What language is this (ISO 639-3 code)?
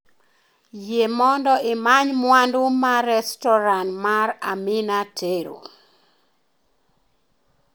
luo